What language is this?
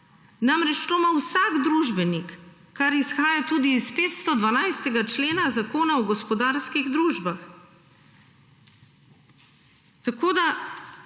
Slovenian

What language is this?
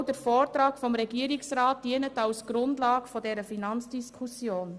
Swiss German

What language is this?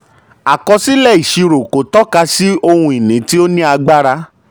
Yoruba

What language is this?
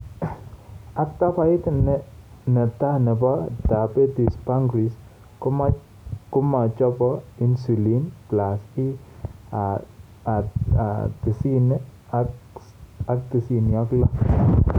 Kalenjin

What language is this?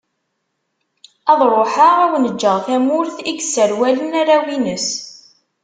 Kabyle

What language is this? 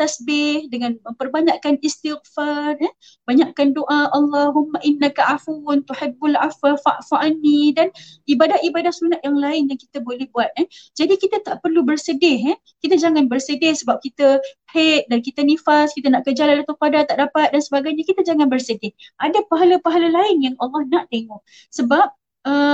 Malay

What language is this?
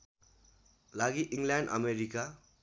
Nepali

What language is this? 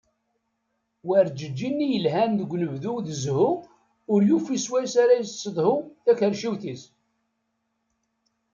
Kabyle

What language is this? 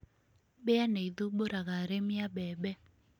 Kikuyu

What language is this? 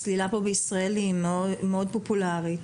Hebrew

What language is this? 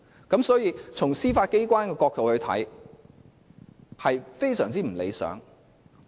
Cantonese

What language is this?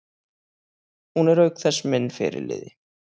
Icelandic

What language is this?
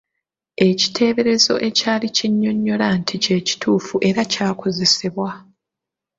Ganda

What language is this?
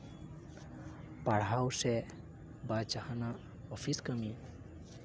Santali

